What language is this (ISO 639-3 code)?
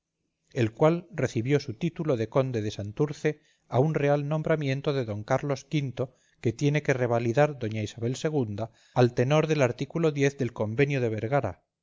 spa